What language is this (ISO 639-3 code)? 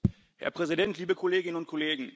deu